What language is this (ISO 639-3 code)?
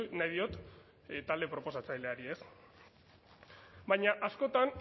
eus